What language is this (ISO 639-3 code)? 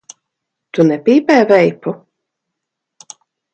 lav